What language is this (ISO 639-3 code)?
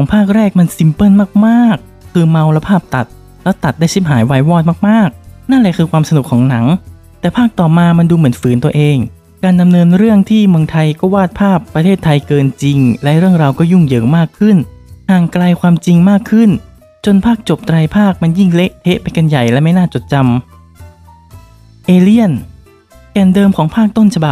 tha